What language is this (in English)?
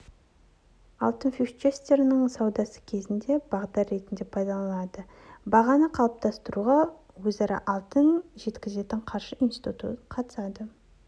Kazakh